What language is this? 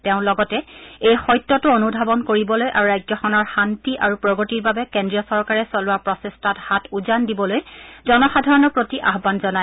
Assamese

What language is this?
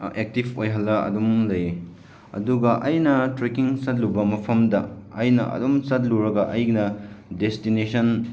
Manipuri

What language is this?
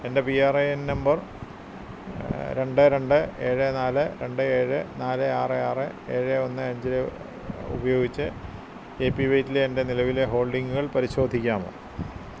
Malayalam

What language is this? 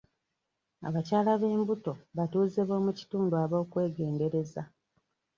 Ganda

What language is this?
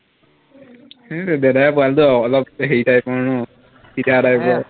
Assamese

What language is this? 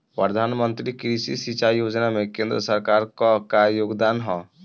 Bhojpuri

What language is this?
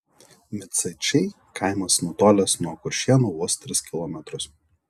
Lithuanian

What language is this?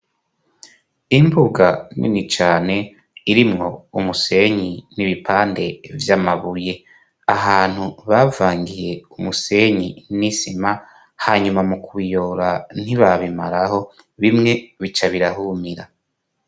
Rundi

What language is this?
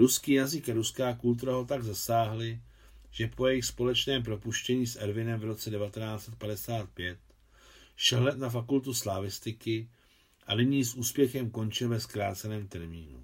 Czech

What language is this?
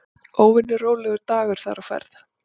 Icelandic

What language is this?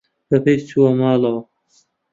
Central Kurdish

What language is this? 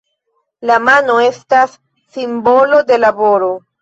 Esperanto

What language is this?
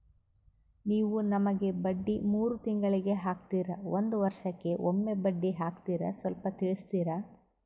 Kannada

